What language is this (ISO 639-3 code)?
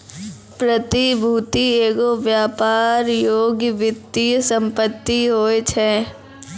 mai